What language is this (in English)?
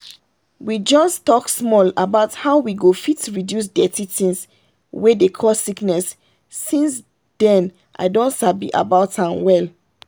Nigerian Pidgin